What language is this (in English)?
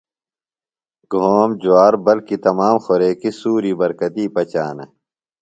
Phalura